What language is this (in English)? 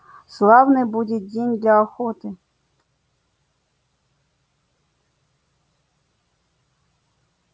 Russian